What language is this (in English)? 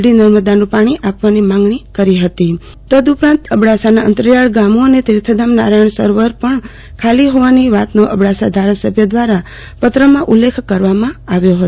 Gujarati